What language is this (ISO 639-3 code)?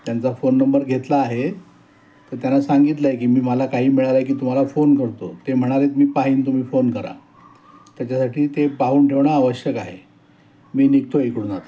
mar